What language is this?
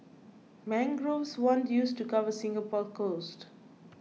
English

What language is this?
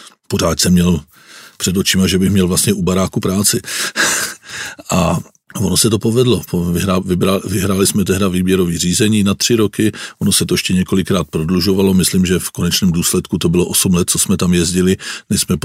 Czech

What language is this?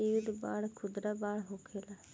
Bhojpuri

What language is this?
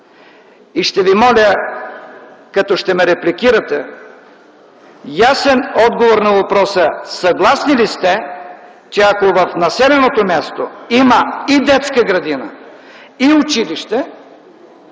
Bulgarian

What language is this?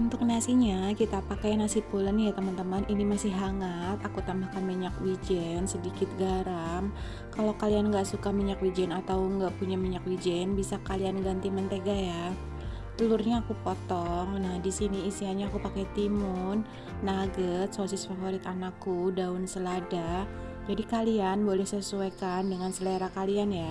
Indonesian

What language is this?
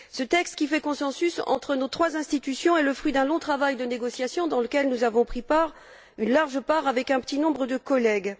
French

